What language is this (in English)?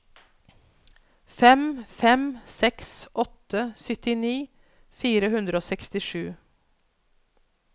Norwegian